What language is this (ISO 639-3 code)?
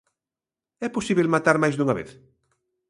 glg